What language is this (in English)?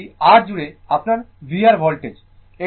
Bangla